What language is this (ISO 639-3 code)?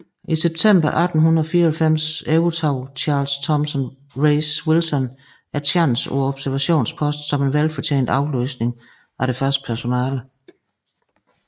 dan